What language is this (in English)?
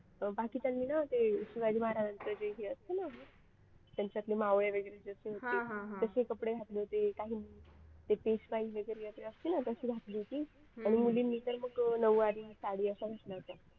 Marathi